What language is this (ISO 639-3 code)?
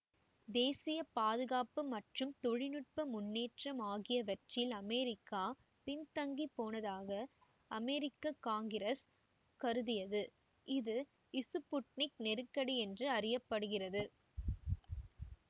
tam